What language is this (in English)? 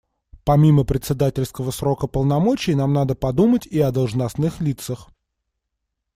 Russian